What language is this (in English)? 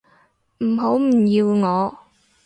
Cantonese